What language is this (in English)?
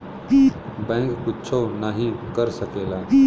Bhojpuri